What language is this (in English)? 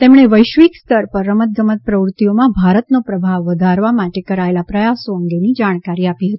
Gujarati